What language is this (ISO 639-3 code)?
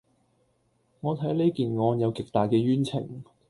yue